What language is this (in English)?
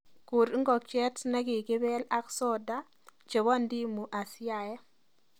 Kalenjin